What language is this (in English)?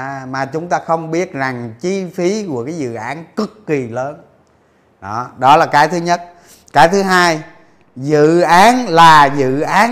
Vietnamese